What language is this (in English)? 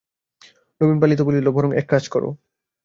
Bangla